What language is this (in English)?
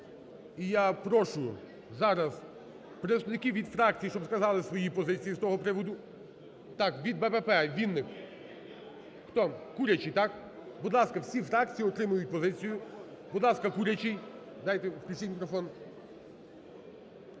Ukrainian